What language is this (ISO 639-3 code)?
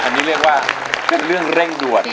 tha